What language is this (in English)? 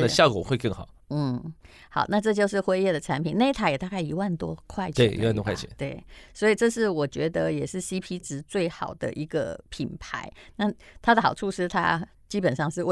Chinese